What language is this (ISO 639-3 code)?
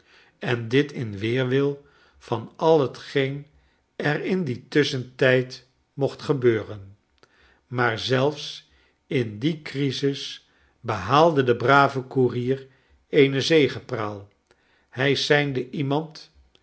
nld